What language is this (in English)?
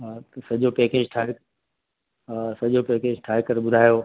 Sindhi